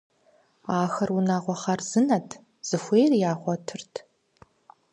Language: Kabardian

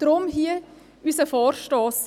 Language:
Swiss German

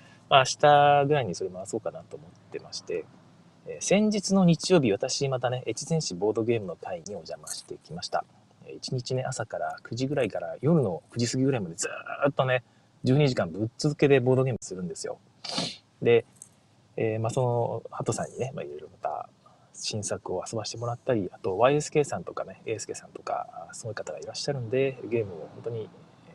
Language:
Japanese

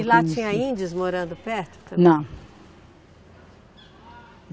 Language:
Portuguese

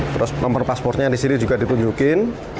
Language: Indonesian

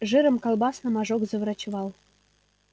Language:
Russian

